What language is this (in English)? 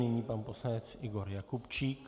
Czech